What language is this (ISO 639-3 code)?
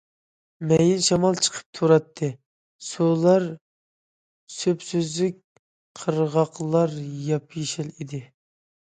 uig